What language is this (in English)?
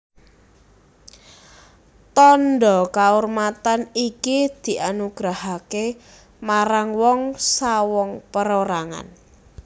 Javanese